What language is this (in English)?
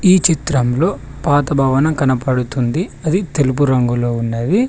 Telugu